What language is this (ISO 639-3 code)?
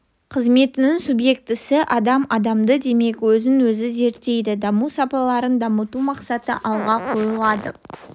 kaz